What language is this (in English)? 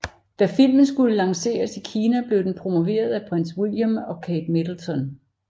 Danish